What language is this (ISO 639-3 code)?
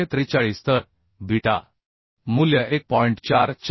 mar